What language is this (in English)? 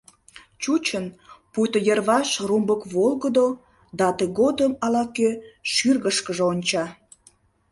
Mari